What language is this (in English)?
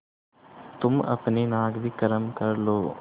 Hindi